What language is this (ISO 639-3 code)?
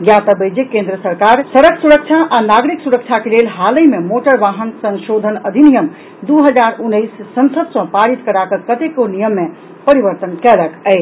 mai